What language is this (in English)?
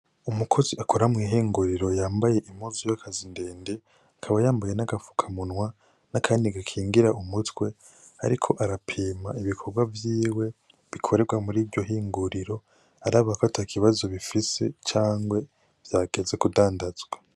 Rundi